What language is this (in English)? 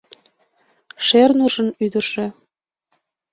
Mari